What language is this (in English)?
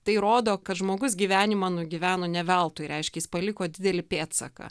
Lithuanian